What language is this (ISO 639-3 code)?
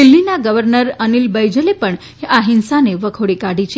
guj